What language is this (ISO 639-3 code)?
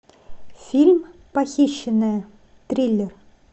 rus